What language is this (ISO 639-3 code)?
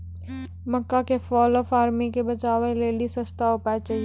mai